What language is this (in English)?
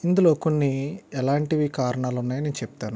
Telugu